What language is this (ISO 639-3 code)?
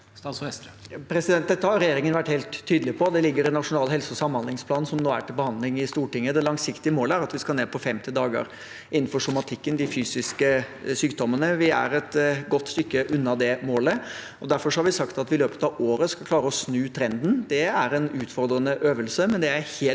nor